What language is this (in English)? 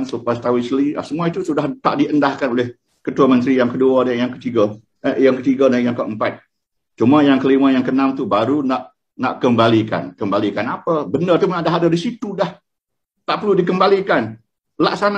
Malay